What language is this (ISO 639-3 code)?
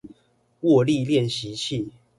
zho